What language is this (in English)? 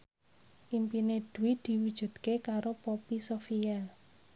Javanese